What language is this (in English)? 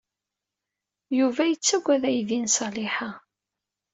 Kabyle